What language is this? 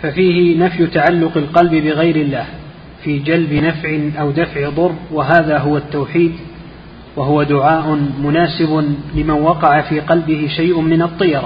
Arabic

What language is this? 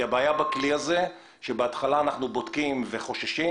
Hebrew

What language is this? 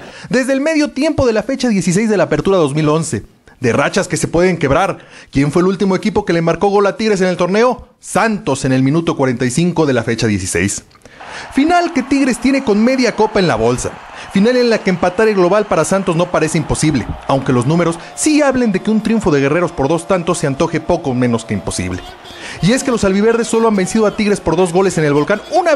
Spanish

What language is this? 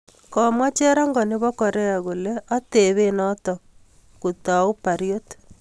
Kalenjin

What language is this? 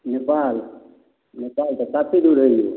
Maithili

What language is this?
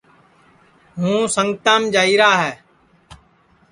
Sansi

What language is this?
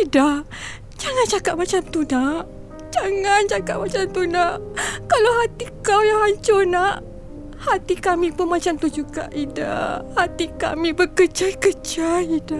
Malay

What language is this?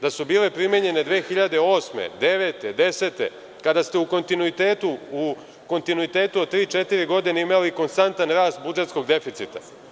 Serbian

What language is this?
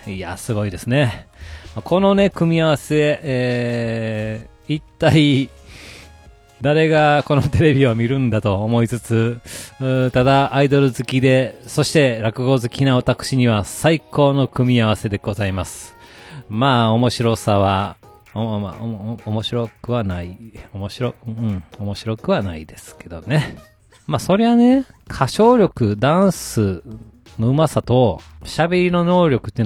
Japanese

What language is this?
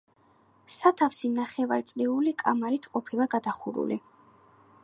Georgian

